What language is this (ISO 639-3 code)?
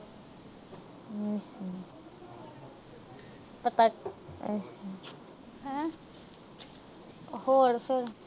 pan